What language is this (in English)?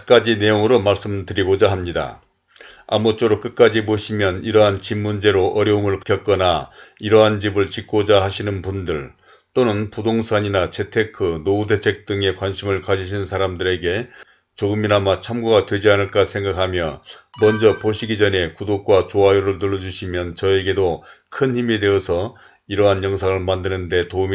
Korean